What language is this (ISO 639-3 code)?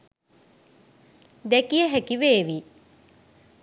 sin